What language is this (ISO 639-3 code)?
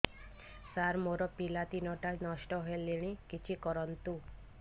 ori